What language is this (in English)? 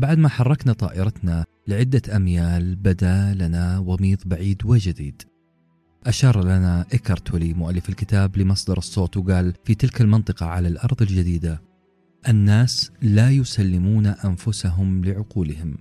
Arabic